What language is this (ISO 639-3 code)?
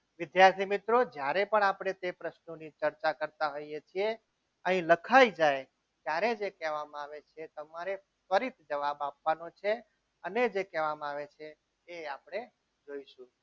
guj